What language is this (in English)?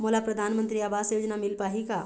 Chhattisgarhi